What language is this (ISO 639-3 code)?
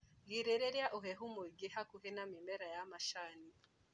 kik